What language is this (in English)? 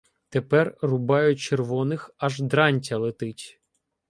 Ukrainian